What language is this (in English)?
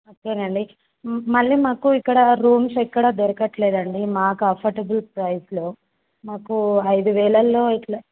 Telugu